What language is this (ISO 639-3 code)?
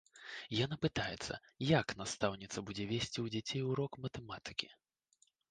bel